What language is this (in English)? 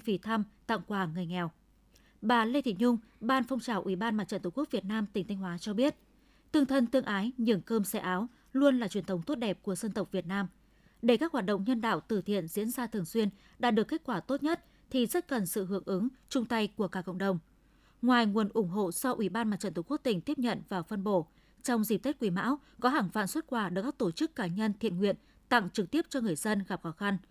Vietnamese